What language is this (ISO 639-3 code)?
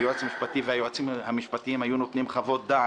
heb